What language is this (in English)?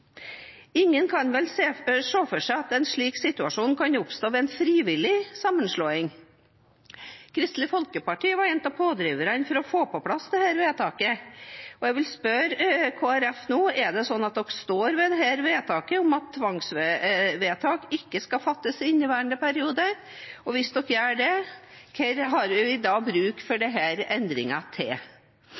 Norwegian Bokmål